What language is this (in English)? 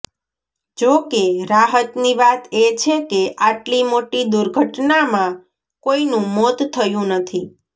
Gujarati